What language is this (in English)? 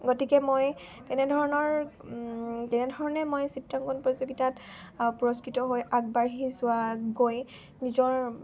Assamese